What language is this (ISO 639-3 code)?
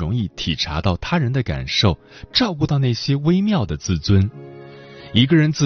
zho